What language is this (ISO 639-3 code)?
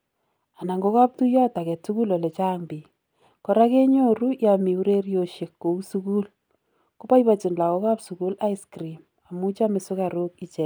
kln